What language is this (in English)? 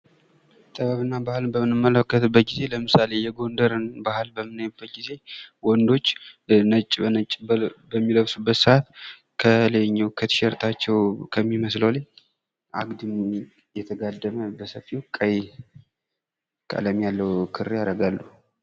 Amharic